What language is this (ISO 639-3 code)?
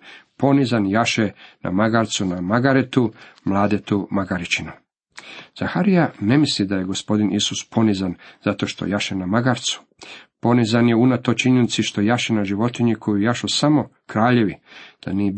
hrv